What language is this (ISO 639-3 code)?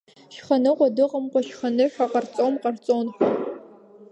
abk